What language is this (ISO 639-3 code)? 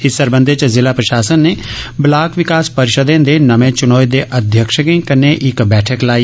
doi